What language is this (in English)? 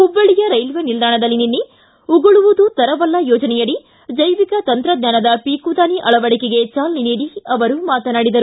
Kannada